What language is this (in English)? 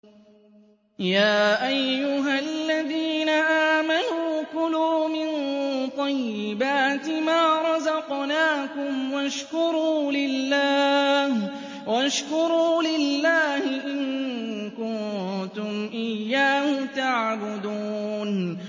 Arabic